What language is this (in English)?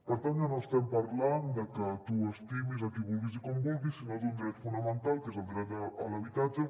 Catalan